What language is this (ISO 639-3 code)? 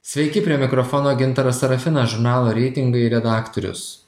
lit